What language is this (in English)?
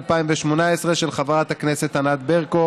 Hebrew